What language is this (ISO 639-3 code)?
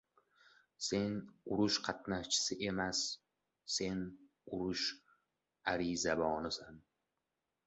uzb